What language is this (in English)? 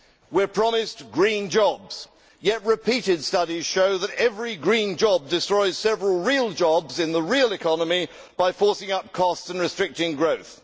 English